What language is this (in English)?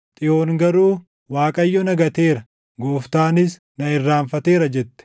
Oromo